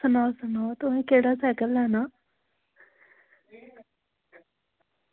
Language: Dogri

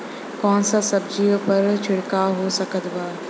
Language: Bhojpuri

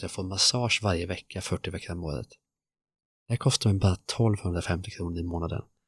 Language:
Swedish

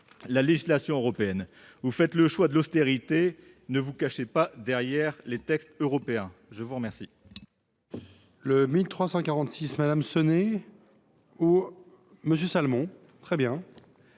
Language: French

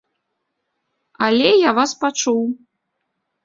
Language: Belarusian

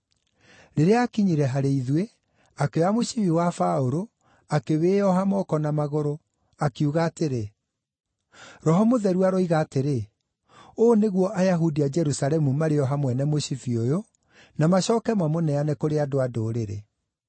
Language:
Kikuyu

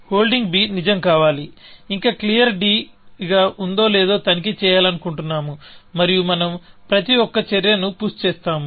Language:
Telugu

